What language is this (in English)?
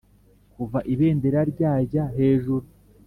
Kinyarwanda